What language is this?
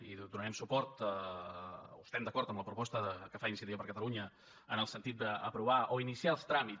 Catalan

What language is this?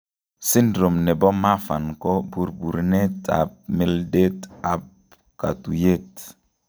Kalenjin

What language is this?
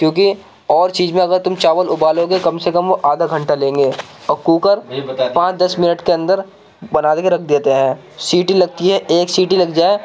Urdu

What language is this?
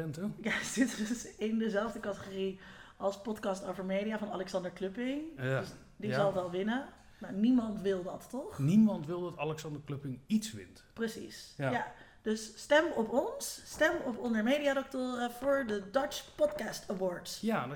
Dutch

